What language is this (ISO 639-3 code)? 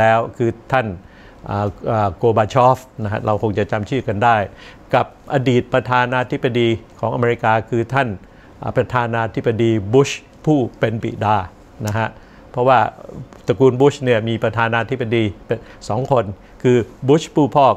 tha